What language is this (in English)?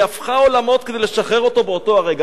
Hebrew